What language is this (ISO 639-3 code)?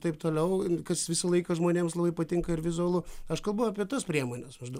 lit